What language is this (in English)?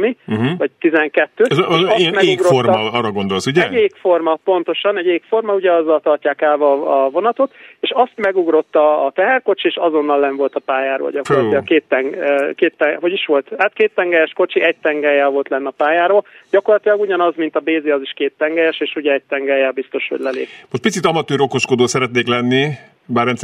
Hungarian